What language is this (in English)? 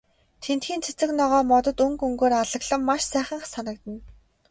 Mongolian